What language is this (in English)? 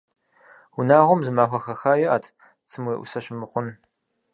Kabardian